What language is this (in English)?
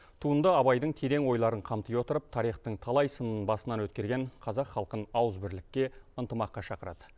Kazakh